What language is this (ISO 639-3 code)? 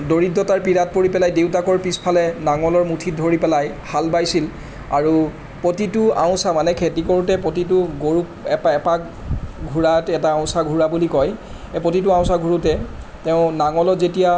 asm